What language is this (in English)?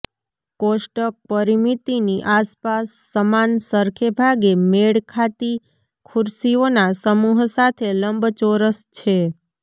Gujarati